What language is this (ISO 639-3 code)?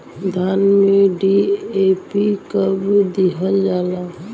bho